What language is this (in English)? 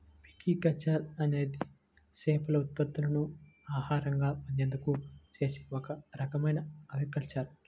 Telugu